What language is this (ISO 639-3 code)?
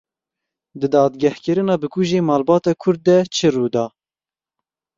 kur